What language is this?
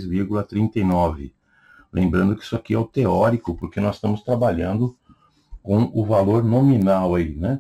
Portuguese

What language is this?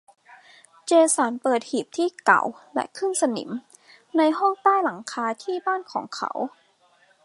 Thai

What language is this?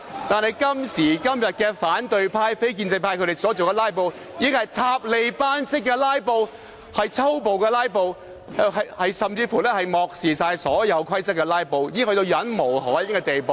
Cantonese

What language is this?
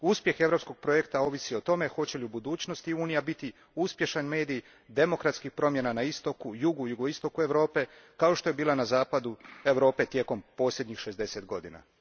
Croatian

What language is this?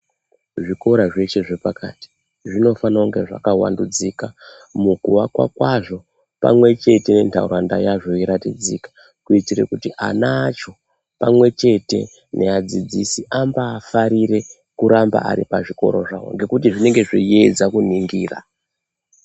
Ndau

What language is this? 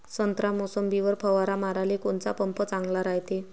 Marathi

